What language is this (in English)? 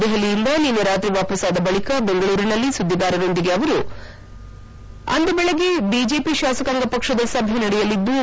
Kannada